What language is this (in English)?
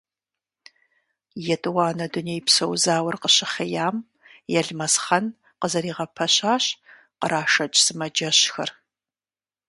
Kabardian